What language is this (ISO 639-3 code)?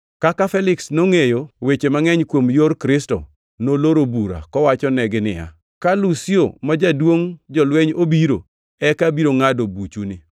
luo